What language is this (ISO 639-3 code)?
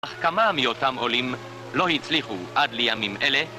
heb